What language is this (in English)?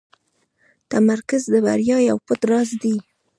Pashto